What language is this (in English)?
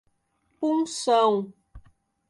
Portuguese